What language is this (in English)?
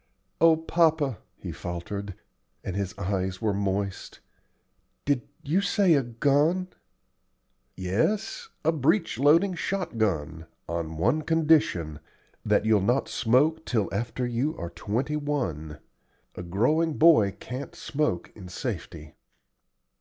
English